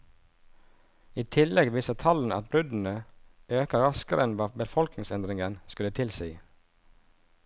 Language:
Norwegian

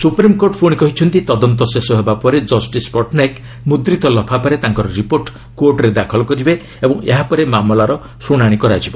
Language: Odia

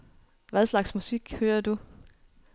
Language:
Danish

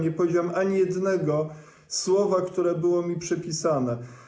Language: Polish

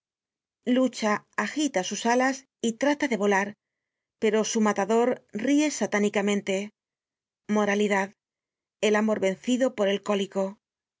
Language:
Spanish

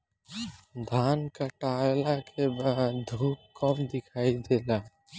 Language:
Bhojpuri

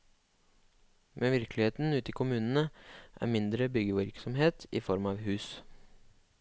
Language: Norwegian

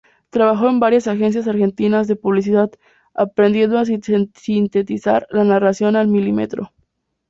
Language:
Spanish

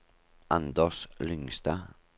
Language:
Norwegian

